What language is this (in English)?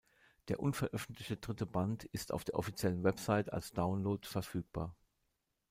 German